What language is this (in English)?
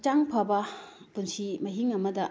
Manipuri